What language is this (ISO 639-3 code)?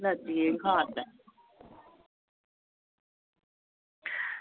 doi